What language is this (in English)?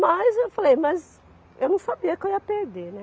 Portuguese